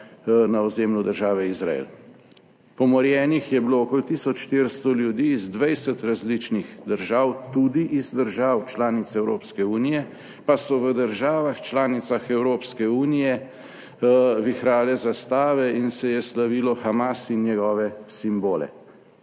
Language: Slovenian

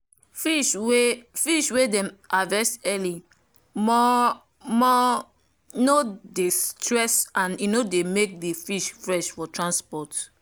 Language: Nigerian Pidgin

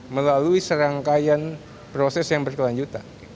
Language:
Indonesian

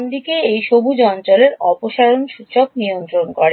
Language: Bangla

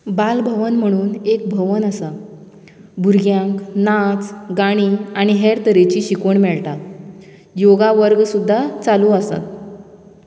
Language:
Konkani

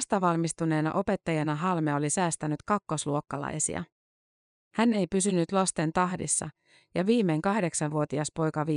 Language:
Finnish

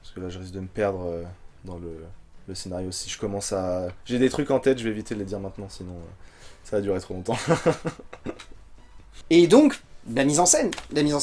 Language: French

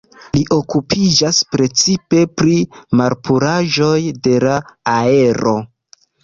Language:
Esperanto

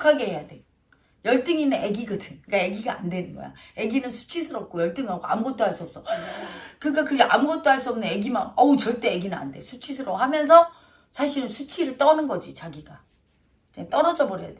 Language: Korean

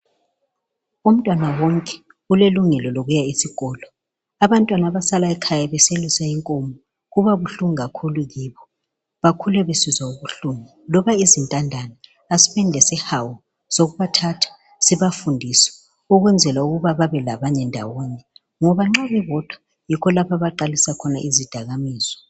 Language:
North Ndebele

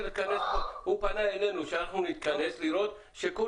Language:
Hebrew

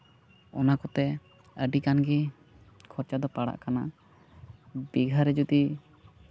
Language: Santali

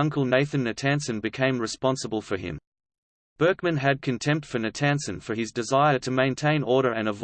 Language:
English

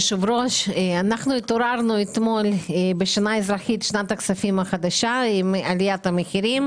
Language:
Hebrew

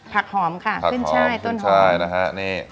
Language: Thai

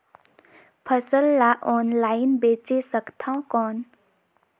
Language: Chhattisgarhi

